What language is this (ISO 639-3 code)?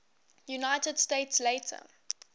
eng